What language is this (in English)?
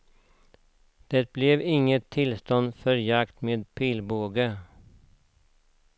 Swedish